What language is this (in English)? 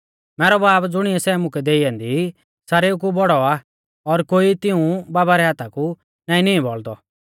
Mahasu Pahari